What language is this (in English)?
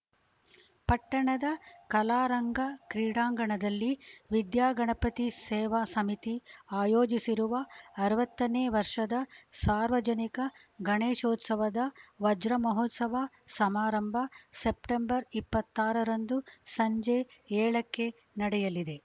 Kannada